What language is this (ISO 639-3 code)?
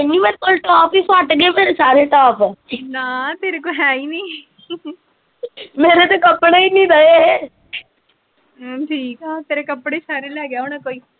pan